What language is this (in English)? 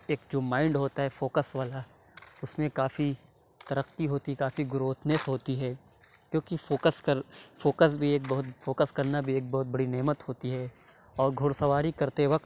Urdu